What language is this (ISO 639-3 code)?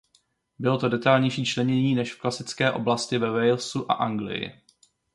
ces